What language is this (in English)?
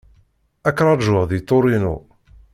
Kabyle